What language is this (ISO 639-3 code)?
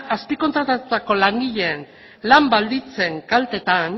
eus